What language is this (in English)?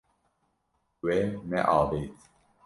Kurdish